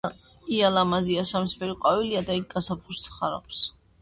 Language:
Georgian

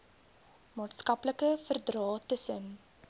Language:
Afrikaans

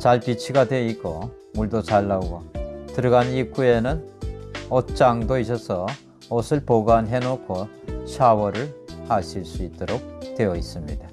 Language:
Korean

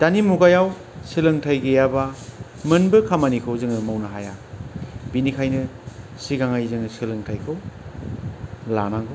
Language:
Bodo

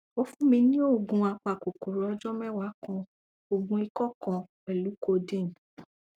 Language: Yoruba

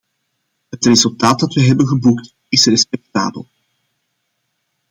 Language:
Dutch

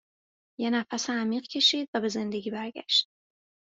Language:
Persian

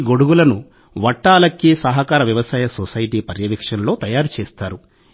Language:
Telugu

